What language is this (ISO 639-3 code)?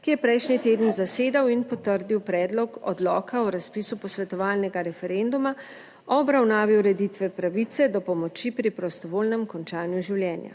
slv